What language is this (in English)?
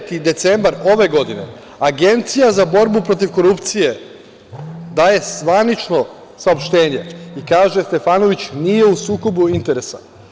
Serbian